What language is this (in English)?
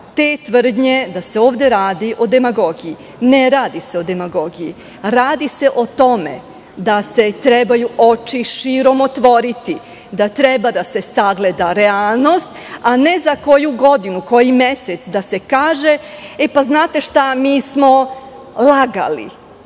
Serbian